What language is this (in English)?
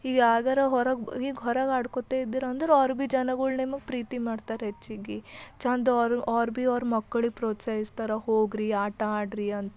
Kannada